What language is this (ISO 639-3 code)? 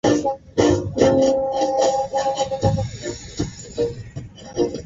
swa